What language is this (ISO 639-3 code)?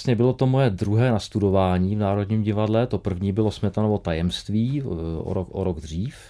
ces